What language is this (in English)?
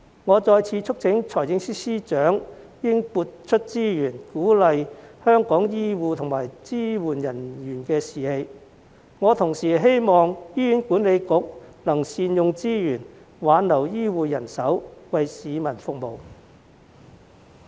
Cantonese